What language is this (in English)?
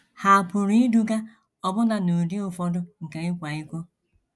Igbo